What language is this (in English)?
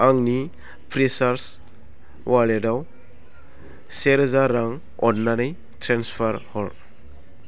Bodo